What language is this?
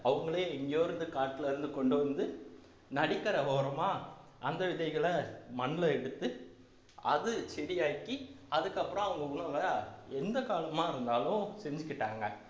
Tamil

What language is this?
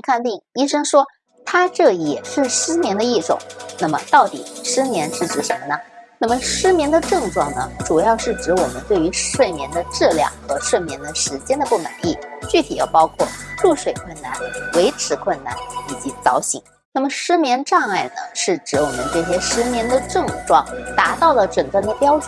Chinese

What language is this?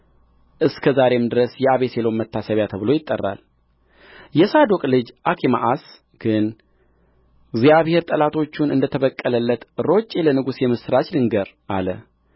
Amharic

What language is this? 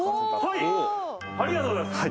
Japanese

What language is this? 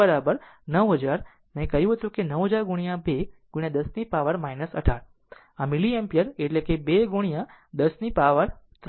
Gujarati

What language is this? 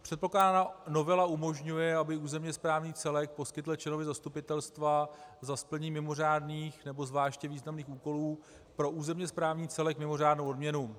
Czech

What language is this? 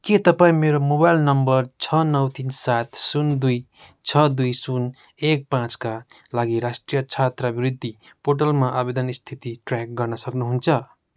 Nepali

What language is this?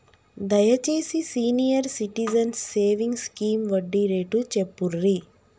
Telugu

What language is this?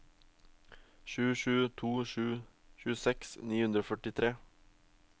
Norwegian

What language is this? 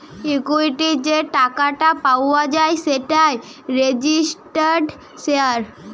Bangla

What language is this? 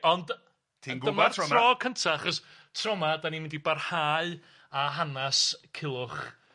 Welsh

